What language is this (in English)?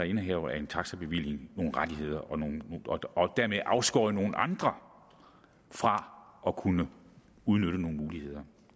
Danish